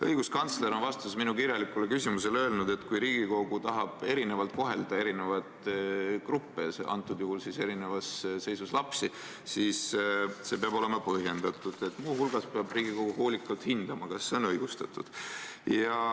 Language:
Estonian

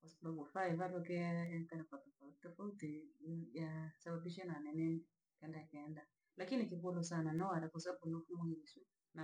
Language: Langi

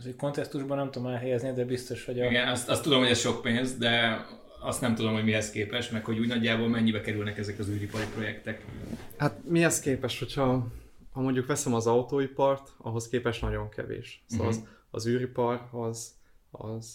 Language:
Hungarian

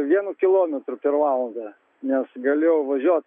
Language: Lithuanian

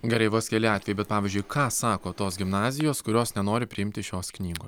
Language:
Lithuanian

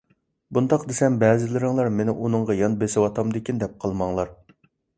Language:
Uyghur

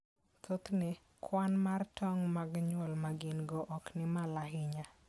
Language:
Luo (Kenya and Tanzania)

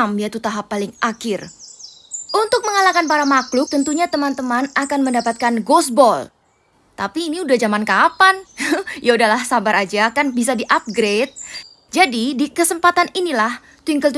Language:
Indonesian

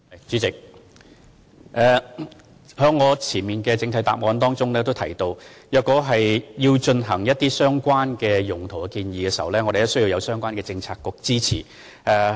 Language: Cantonese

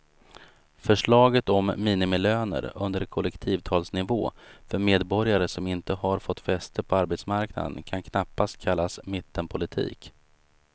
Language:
Swedish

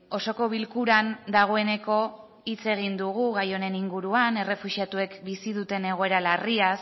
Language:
Basque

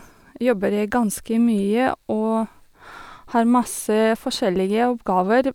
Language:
Norwegian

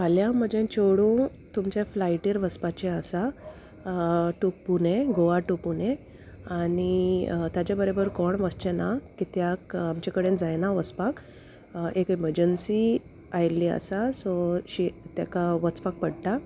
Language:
Konkani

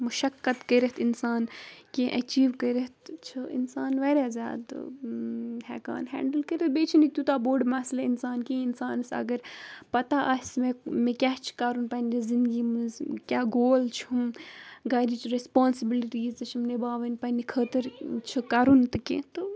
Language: Kashmiri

